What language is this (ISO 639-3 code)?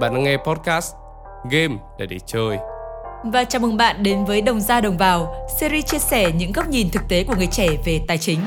vie